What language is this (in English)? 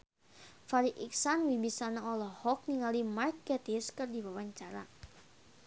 Sundanese